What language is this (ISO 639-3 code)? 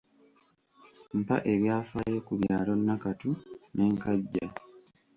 lug